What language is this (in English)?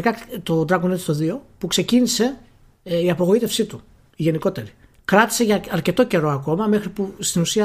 Greek